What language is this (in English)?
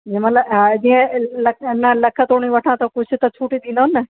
Sindhi